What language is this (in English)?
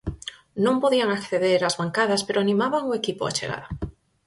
Galician